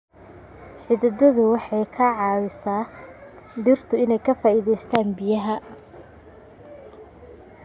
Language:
Somali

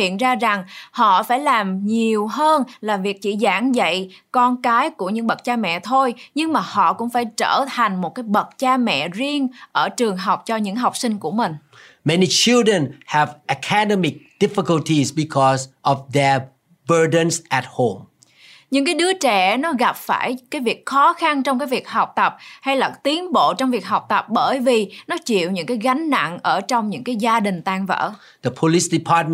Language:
Vietnamese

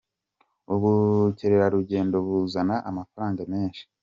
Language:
Kinyarwanda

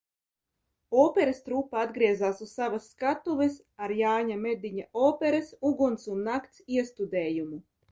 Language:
Latvian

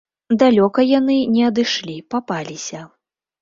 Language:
Belarusian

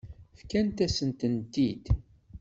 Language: Kabyle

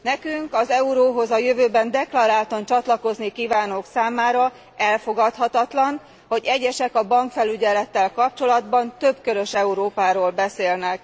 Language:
Hungarian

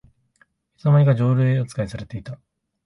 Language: Japanese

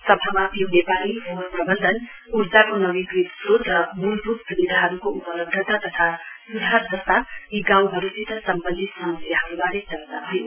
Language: Nepali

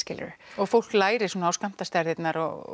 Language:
Icelandic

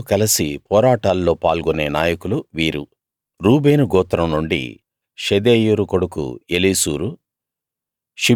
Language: Telugu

